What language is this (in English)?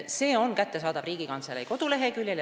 Estonian